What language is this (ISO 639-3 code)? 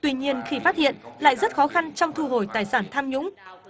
vie